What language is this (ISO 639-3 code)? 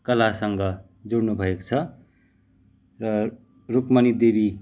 nep